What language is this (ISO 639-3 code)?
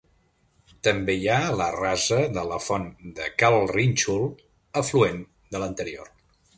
cat